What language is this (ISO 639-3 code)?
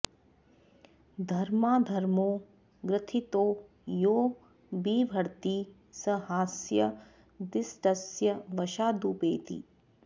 san